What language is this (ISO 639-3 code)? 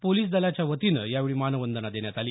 mar